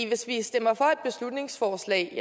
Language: Danish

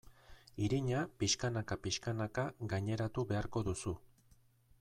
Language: Basque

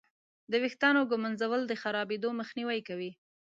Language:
Pashto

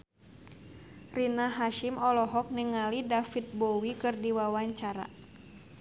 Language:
Sundanese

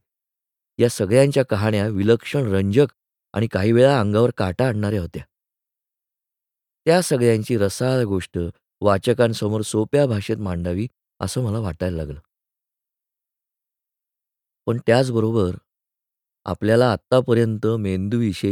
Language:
Marathi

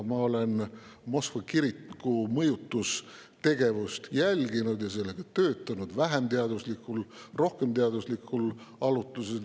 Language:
Estonian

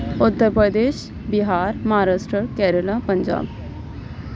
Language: Urdu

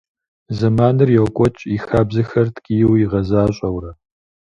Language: Kabardian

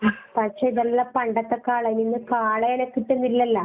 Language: Malayalam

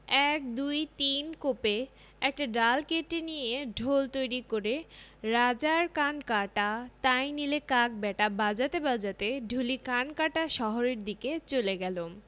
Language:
Bangla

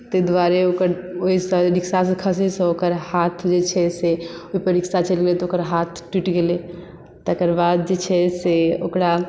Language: Maithili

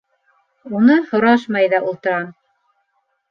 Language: Bashkir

